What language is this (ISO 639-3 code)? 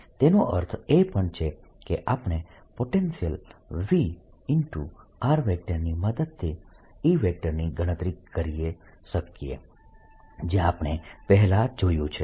guj